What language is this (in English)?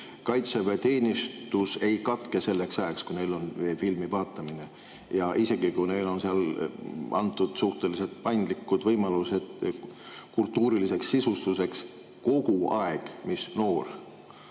Estonian